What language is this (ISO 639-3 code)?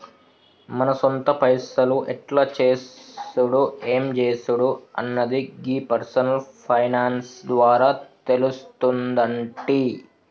tel